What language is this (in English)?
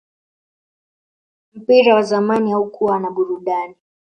Swahili